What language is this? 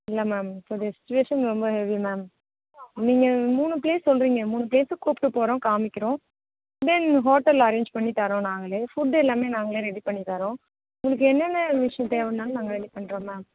Tamil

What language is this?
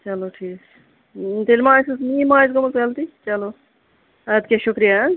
Kashmiri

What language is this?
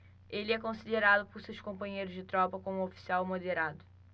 Portuguese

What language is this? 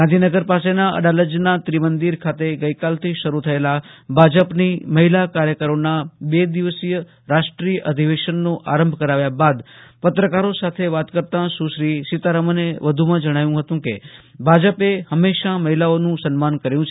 Gujarati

